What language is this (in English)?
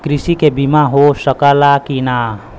Bhojpuri